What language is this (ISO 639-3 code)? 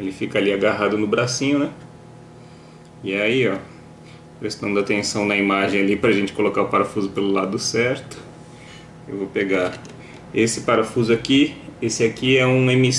por